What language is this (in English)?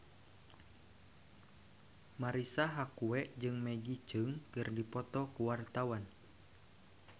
Sundanese